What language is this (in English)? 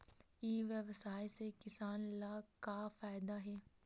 Chhattisgarhi